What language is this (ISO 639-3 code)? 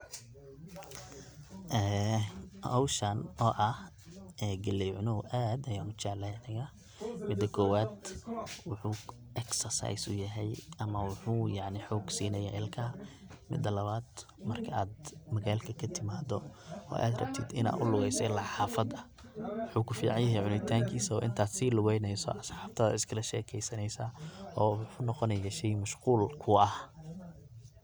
som